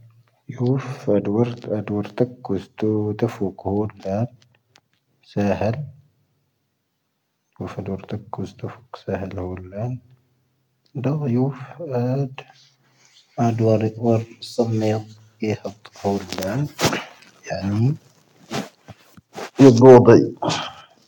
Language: Tahaggart Tamahaq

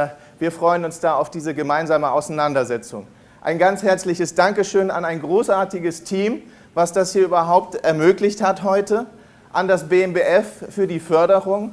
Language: German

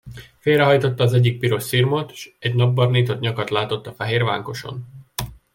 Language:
Hungarian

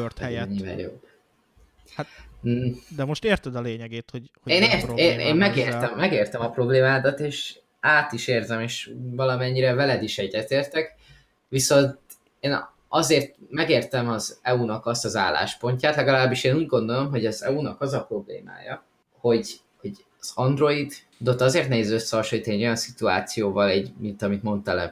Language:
Hungarian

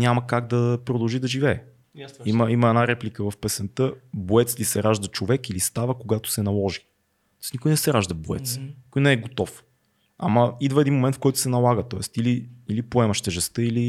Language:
Bulgarian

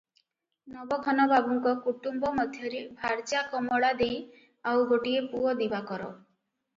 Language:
Odia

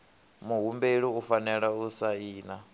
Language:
Venda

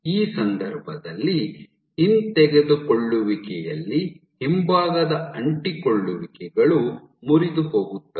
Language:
Kannada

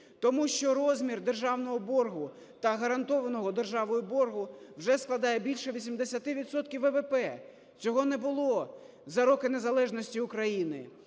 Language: Ukrainian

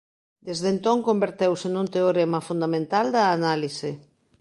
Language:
Galician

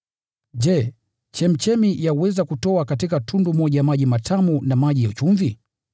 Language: Swahili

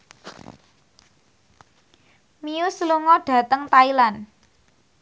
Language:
Javanese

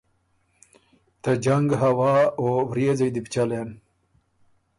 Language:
Ormuri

